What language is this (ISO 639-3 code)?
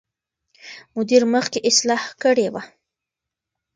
pus